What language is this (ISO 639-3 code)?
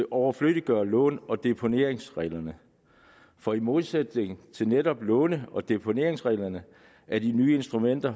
dan